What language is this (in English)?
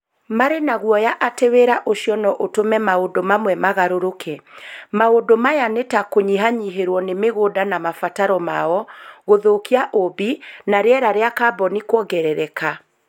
Kikuyu